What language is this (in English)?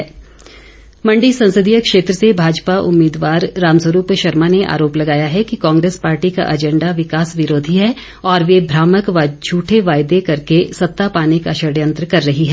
Hindi